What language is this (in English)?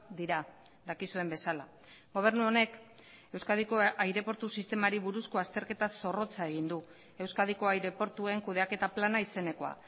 Basque